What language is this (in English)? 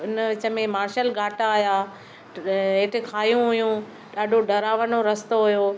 Sindhi